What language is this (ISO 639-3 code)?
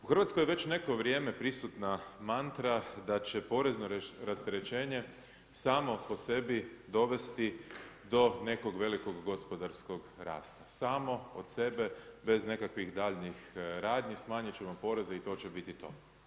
hrv